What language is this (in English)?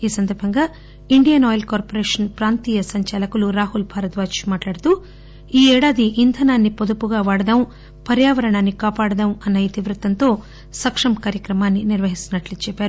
Telugu